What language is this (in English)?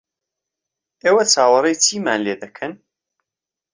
Central Kurdish